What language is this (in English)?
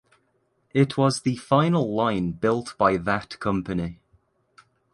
English